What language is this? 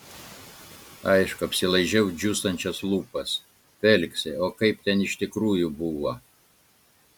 Lithuanian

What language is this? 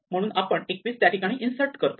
Marathi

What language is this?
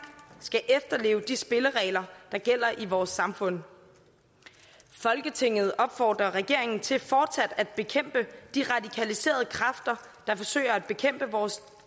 Danish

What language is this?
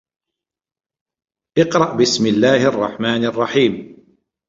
Arabic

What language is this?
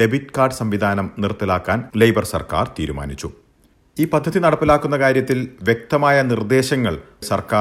Malayalam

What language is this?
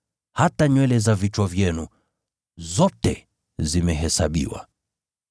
Swahili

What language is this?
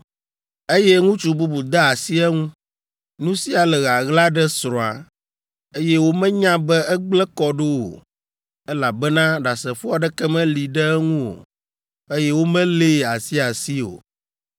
Ewe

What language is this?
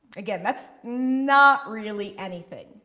English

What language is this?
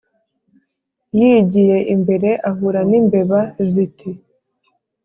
Kinyarwanda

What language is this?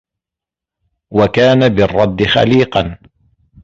Arabic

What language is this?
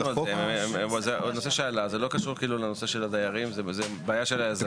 Hebrew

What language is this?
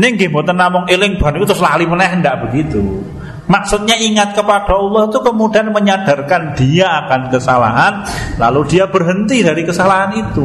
Indonesian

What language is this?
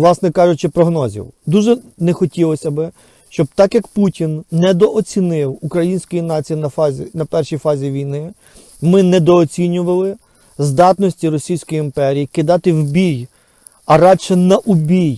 Ukrainian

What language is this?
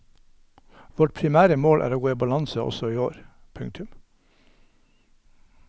Norwegian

